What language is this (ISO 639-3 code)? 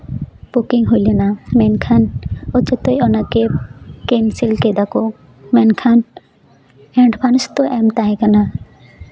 sat